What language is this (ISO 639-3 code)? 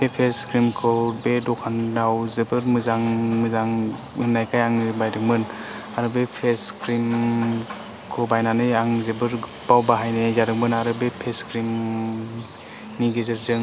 brx